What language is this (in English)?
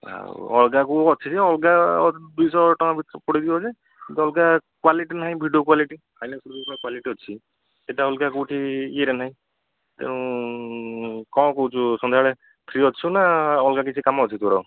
Odia